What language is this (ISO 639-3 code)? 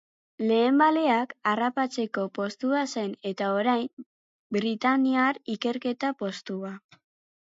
eus